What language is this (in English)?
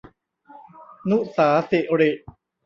Thai